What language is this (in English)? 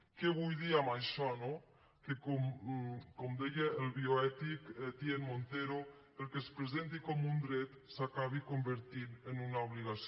Catalan